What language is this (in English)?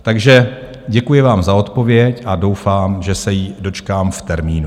Czech